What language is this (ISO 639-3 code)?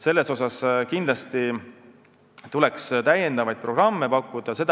est